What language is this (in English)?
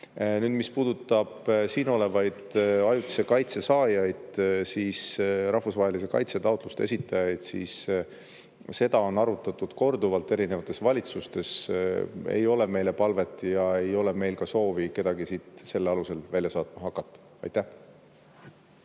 Estonian